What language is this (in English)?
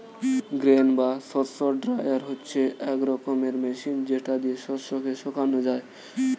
Bangla